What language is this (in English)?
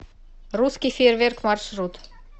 Russian